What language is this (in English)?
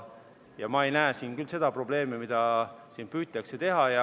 Estonian